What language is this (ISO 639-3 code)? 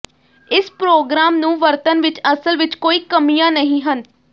pan